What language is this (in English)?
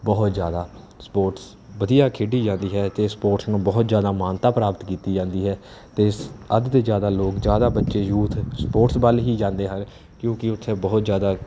Punjabi